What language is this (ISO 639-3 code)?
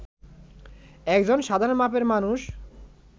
ben